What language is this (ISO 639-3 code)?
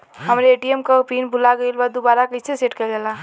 bho